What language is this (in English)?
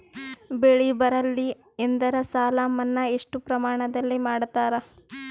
Kannada